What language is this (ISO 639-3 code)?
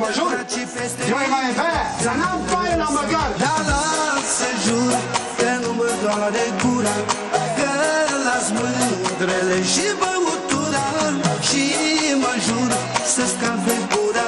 ron